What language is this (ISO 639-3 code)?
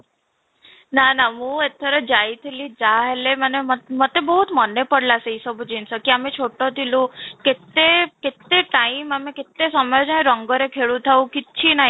ori